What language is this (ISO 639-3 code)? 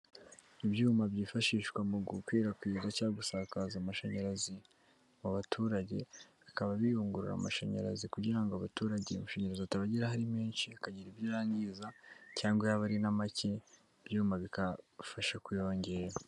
kin